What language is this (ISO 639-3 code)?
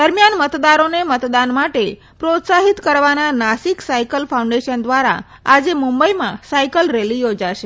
guj